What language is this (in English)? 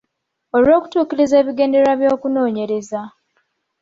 Ganda